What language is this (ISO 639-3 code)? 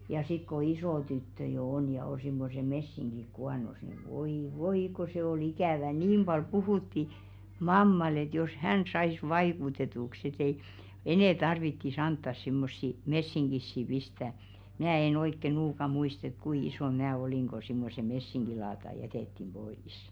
fin